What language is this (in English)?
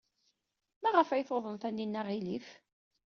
Kabyle